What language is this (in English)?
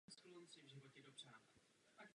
Czech